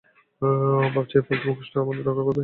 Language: Bangla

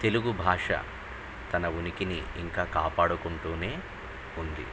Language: Telugu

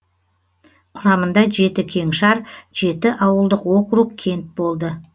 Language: Kazakh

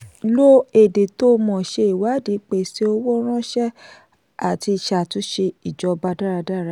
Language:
Yoruba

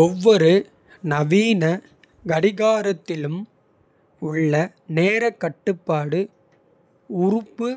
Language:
Kota (India)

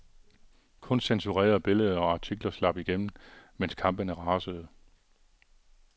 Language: Danish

